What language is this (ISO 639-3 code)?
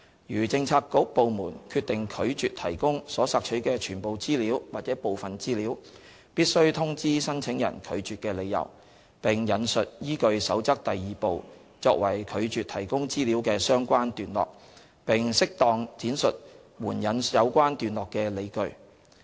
yue